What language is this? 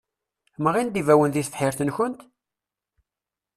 Kabyle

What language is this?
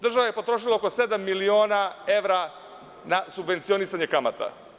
Serbian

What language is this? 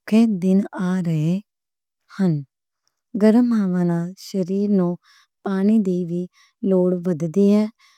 Western Panjabi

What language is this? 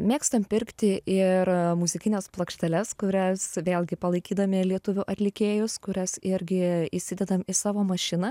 Lithuanian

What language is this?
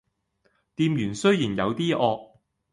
Cantonese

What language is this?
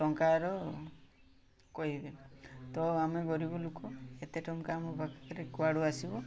Odia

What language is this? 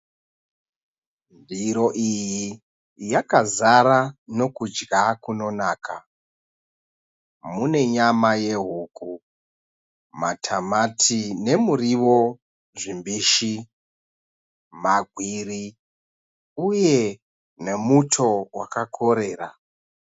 Shona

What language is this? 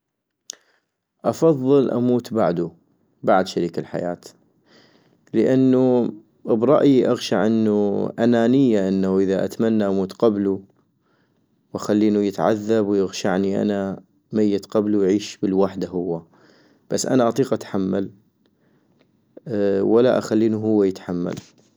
North Mesopotamian Arabic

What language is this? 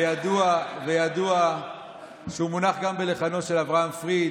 Hebrew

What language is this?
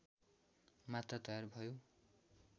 Nepali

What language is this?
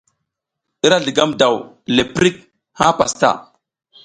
South Giziga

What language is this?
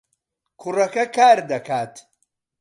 Central Kurdish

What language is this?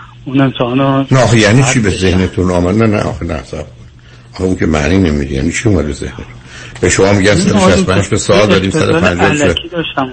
Persian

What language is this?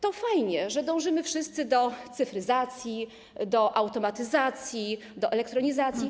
Polish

